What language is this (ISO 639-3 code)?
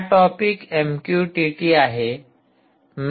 mar